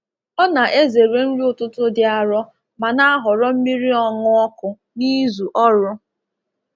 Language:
Igbo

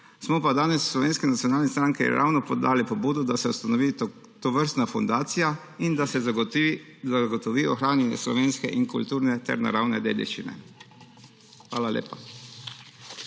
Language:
Slovenian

